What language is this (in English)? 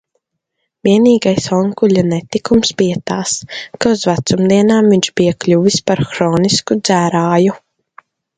Latvian